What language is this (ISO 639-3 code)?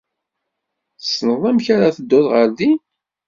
kab